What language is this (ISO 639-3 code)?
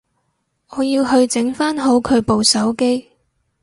yue